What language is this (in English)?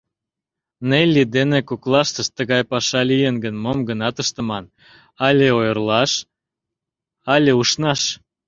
Mari